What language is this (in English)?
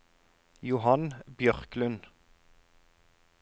Norwegian